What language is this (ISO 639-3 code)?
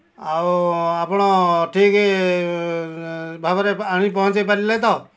ori